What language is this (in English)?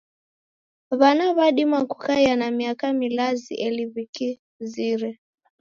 Taita